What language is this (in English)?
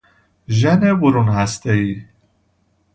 Persian